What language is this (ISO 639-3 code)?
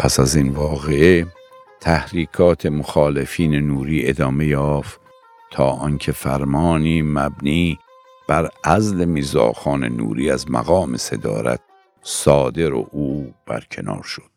fas